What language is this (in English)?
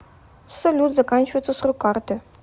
Russian